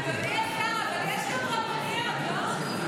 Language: Hebrew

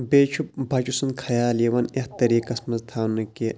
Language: Kashmiri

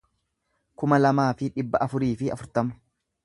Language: Oromo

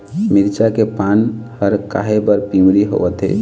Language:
Chhattisgarhi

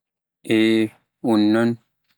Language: Pular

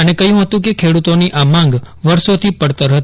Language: Gujarati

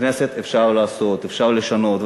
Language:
Hebrew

